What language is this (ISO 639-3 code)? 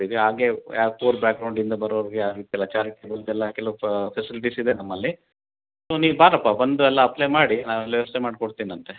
kan